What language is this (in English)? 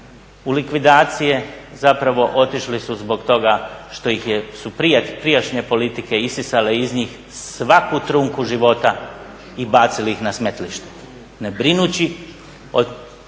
Croatian